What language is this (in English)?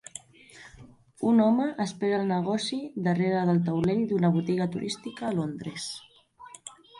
Catalan